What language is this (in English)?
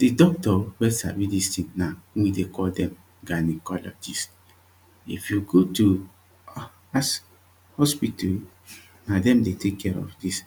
Nigerian Pidgin